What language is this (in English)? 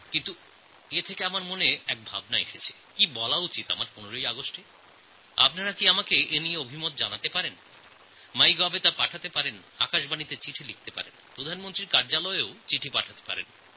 Bangla